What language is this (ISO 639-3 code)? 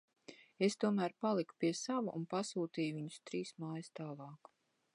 lav